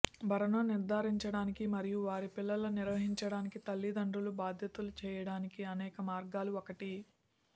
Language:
Telugu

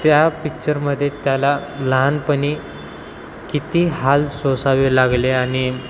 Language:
Marathi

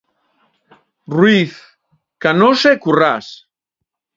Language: Galician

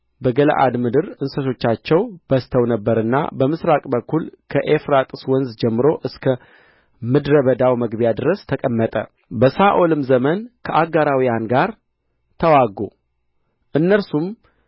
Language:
Amharic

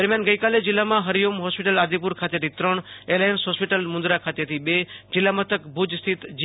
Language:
Gujarati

